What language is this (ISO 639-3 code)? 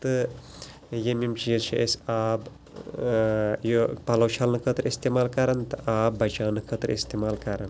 kas